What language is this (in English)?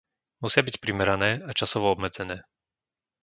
Slovak